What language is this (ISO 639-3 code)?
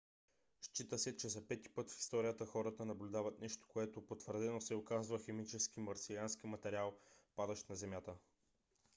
bul